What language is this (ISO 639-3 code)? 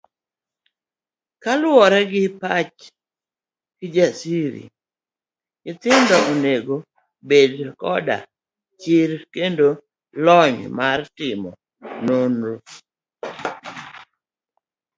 luo